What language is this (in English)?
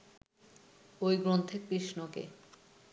Bangla